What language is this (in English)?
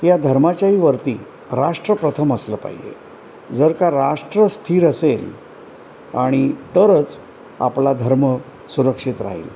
Marathi